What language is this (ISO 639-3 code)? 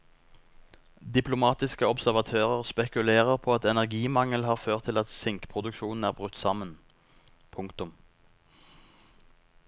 nor